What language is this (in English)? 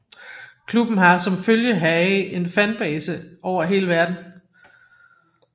Danish